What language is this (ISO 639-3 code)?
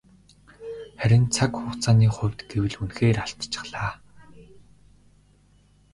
mon